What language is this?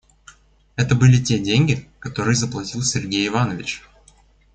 Russian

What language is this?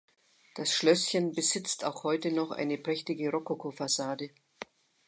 German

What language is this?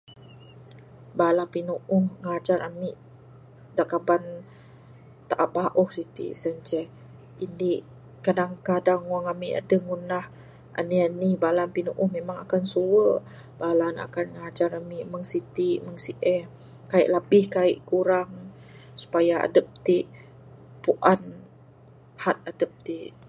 Bukar-Sadung Bidayuh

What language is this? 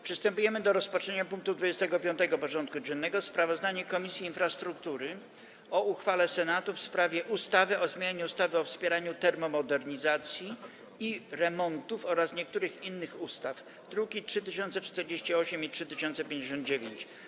Polish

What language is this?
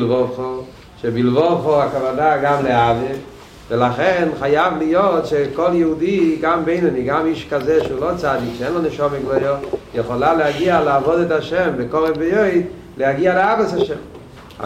Hebrew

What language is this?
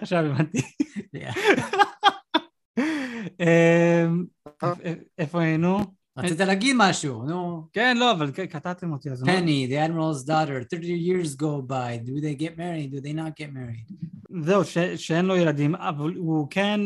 Hebrew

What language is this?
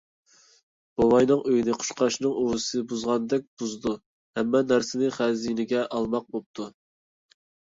Uyghur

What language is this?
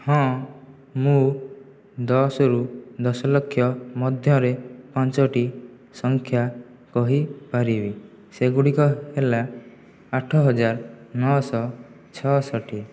Odia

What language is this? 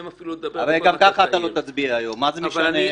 Hebrew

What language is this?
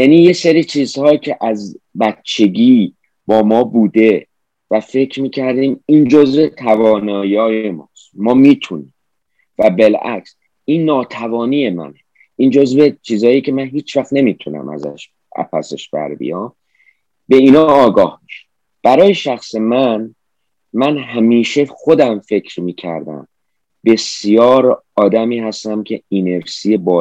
Persian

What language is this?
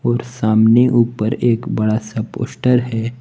Hindi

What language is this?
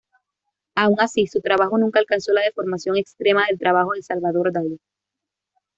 Spanish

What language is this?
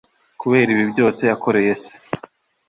Kinyarwanda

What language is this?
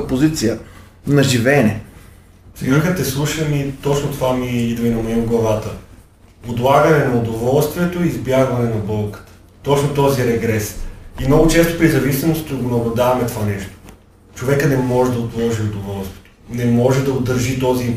Bulgarian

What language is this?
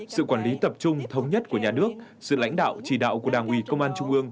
Vietnamese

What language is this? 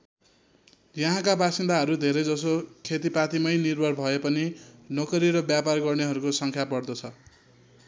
Nepali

